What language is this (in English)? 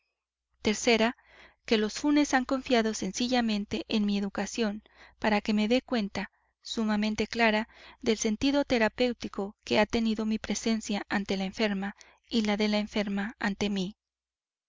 Spanish